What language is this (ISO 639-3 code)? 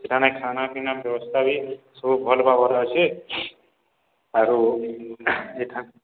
ori